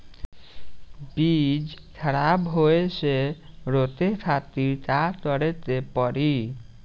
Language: Bhojpuri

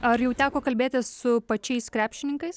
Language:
Lithuanian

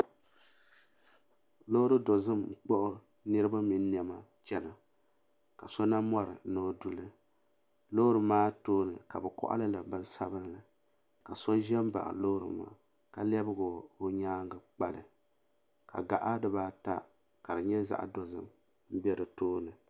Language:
Dagbani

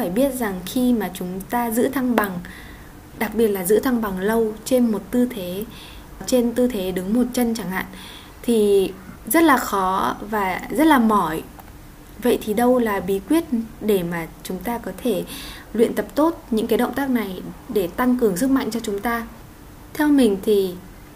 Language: Vietnamese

